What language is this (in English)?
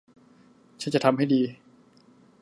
Thai